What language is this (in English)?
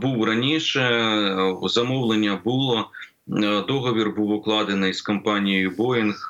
Ukrainian